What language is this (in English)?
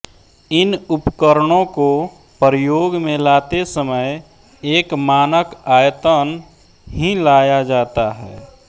Hindi